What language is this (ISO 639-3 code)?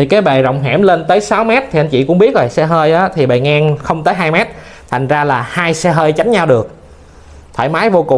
vie